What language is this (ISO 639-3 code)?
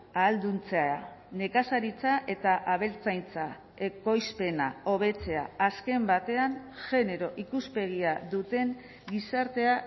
eus